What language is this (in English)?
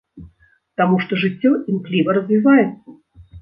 Belarusian